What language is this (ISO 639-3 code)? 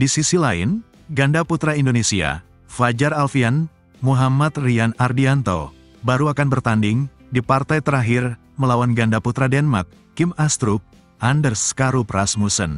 ind